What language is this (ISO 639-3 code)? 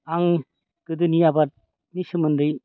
brx